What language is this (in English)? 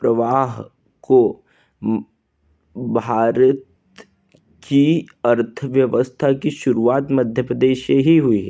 Hindi